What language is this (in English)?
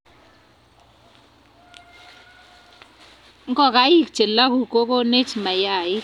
Kalenjin